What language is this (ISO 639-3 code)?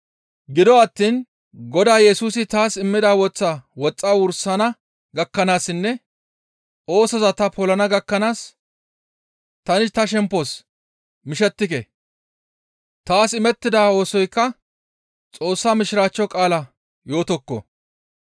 gmv